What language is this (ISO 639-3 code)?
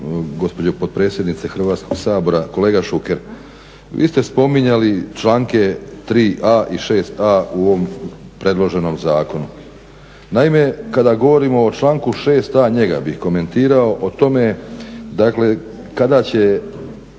hrv